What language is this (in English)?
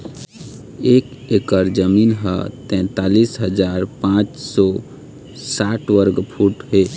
Chhattisgarhi